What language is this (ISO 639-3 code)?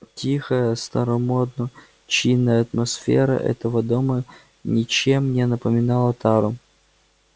rus